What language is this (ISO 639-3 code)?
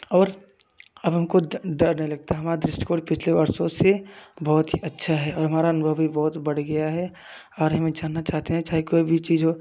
hin